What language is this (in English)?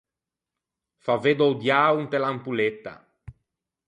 Ligurian